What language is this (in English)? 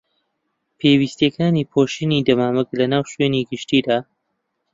Central Kurdish